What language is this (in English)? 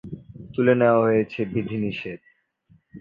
Bangla